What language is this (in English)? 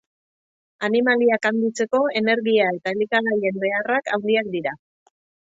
Basque